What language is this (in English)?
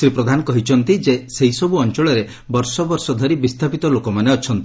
Odia